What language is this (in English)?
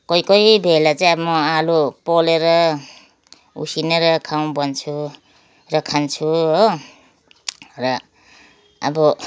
Nepali